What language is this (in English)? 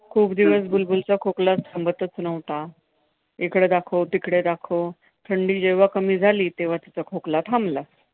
Marathi